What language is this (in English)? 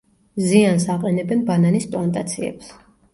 Georgian